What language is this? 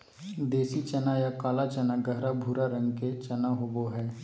Magahi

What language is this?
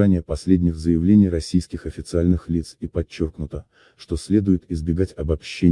Russian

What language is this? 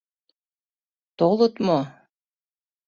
Mari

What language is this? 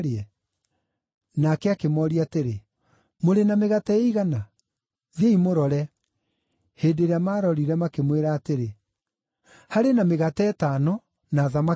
Kikuyu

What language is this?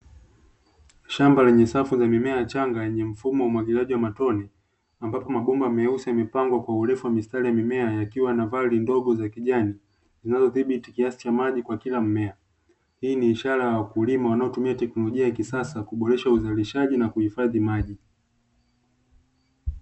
Swahili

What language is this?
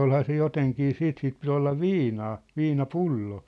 Finnish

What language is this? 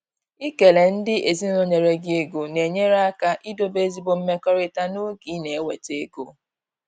Igbo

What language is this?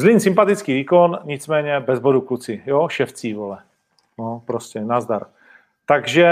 Czech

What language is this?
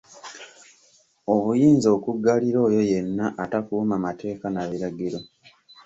Ganda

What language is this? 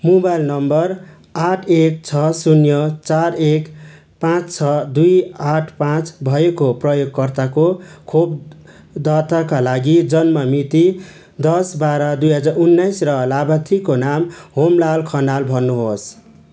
Nepali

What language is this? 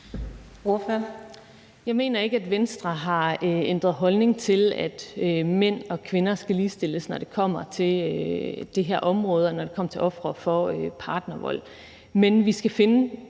Danish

